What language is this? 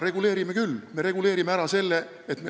Estonian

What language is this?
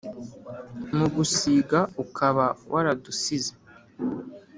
Kinyarwanda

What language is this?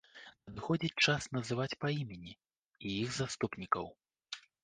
Belarusian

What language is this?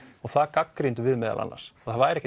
Icelandic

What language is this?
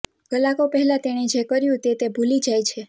Gujarati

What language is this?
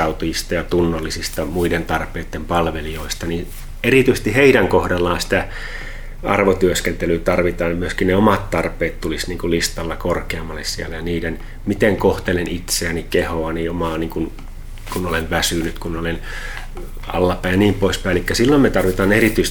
Finnish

